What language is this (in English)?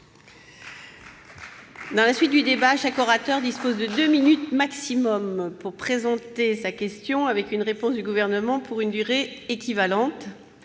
French